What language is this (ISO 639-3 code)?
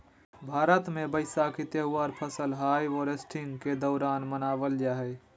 mag